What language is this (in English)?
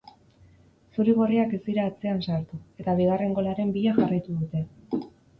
Basque